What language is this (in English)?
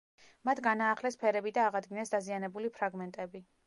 Georgian